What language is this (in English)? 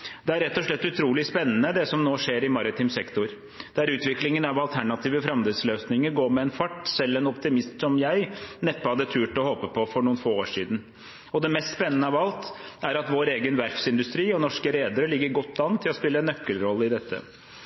Norwegian Bokmål